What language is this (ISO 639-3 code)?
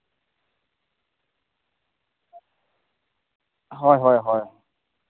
sat